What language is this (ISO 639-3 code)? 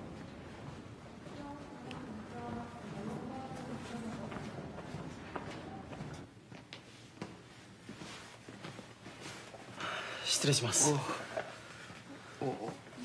jpn